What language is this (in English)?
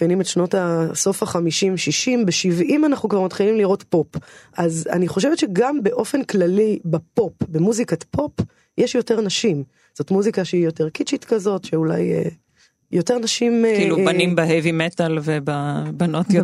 Hebrew